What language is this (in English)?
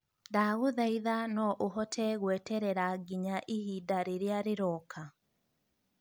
Kikuyu